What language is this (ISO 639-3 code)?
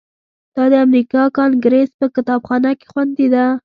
pus